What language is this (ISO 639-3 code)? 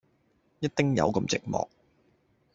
yue